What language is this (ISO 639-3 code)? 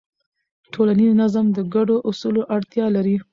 pus